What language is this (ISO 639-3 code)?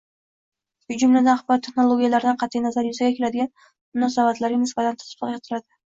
uzb